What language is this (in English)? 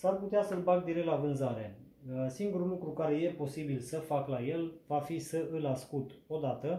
Romanian